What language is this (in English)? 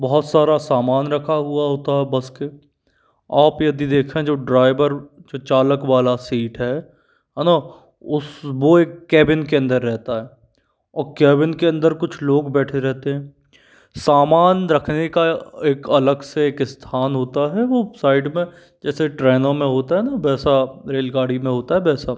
Hindi